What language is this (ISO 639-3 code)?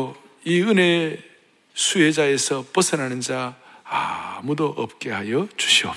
kor